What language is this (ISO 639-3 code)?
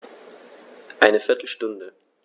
deu